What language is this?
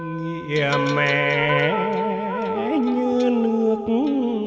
Vietnamese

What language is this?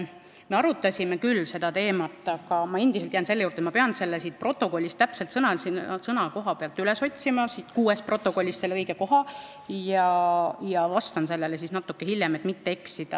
Estonian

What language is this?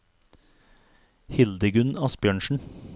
Norwegian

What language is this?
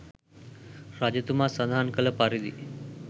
Sinhala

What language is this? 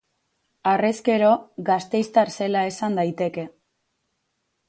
Basque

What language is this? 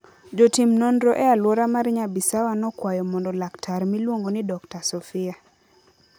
Luo (Kenya and Tanzania)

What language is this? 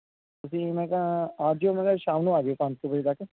Punjabi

